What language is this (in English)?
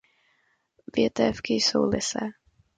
Czech